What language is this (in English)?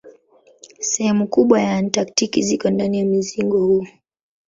Swahili